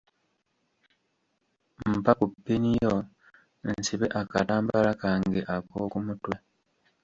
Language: Ganda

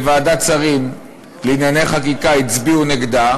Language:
Hebrew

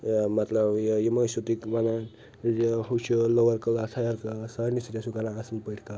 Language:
Kashmiri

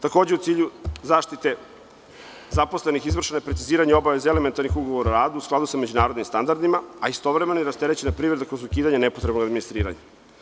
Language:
Serbian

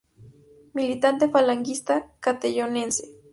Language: Spanish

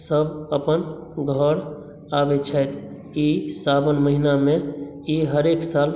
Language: Maithili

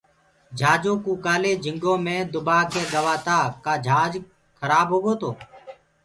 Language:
Gurgula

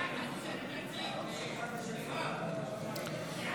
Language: Hebrew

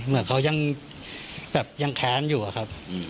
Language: Thai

